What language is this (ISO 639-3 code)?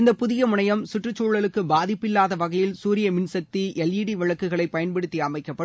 tam